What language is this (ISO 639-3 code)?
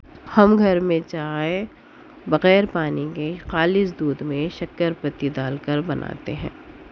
urd